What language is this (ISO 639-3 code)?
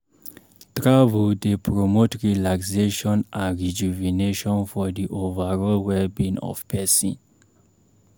pcm